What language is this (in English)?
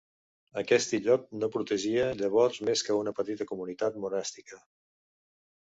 Catalan